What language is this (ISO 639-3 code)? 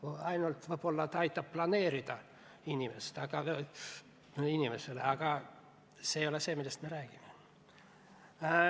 est